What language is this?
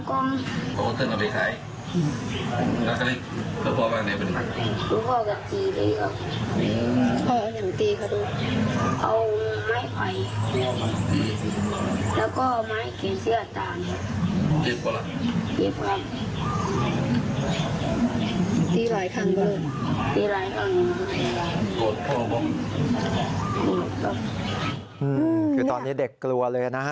Thai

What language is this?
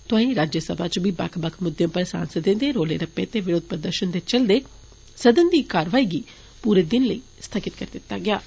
Dogri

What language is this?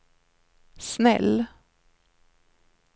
Swedish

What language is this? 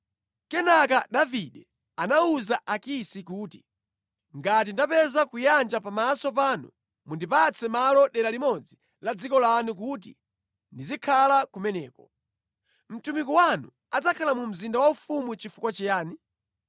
Nyanja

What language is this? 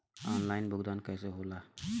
Bhojpuri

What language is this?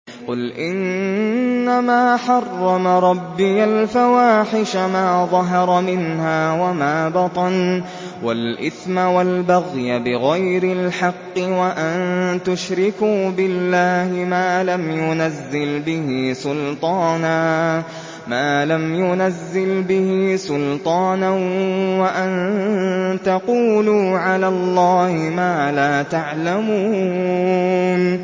Arabic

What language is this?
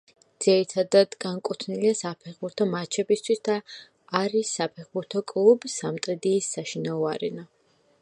Georgian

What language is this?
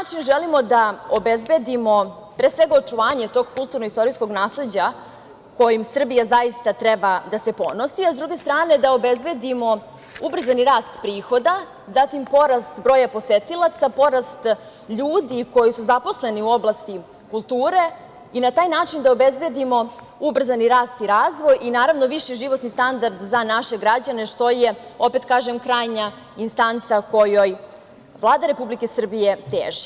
Serbian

